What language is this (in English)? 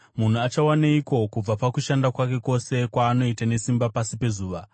Shona